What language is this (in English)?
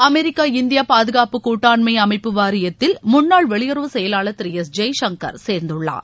Tamil